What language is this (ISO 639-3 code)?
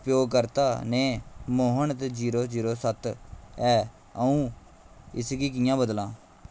doi